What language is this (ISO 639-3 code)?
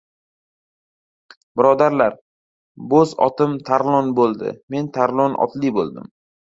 uzb